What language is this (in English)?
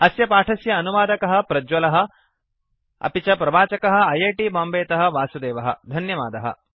Sanskrit